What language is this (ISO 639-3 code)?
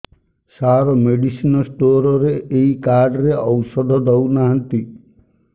ori